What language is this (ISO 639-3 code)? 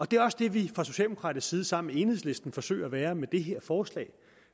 dan